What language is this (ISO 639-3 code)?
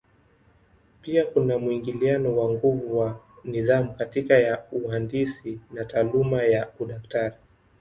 swa